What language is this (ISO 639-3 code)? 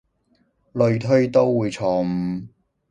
yue